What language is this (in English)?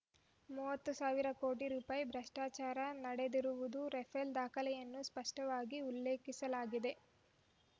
Kannada